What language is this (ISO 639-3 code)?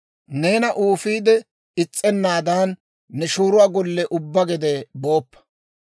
dwr